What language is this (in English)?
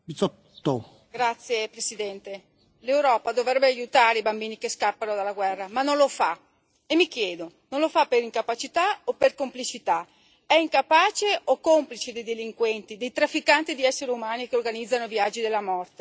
Italian